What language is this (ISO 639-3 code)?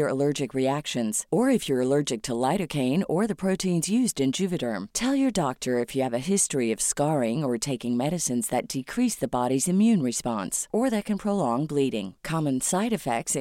fil